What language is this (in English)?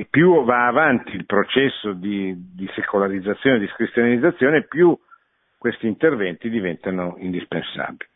Italian